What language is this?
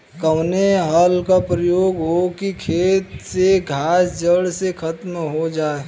Bhojpuri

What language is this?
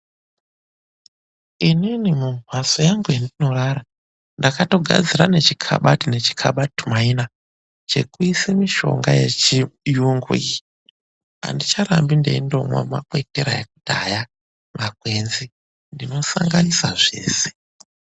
Ndau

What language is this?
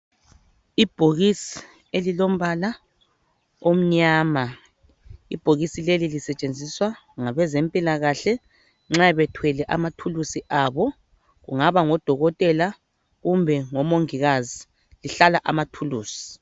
North Ndebele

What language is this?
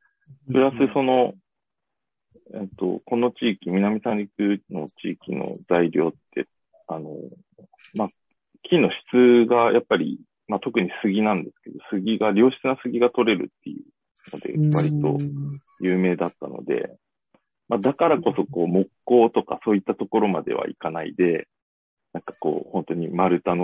Japanese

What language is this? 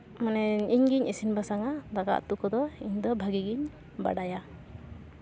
Santali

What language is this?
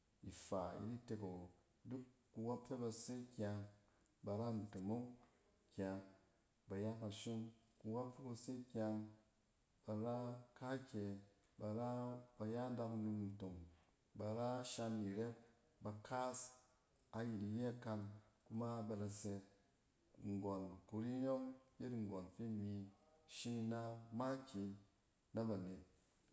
Cen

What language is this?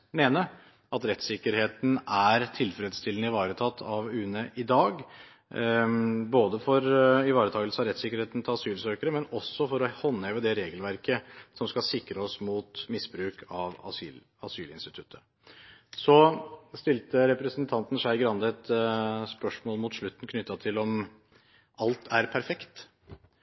Norwegian Bokmål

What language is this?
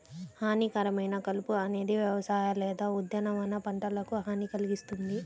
Telugu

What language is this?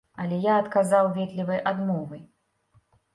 Belarusian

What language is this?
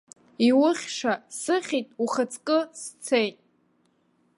Abkhazian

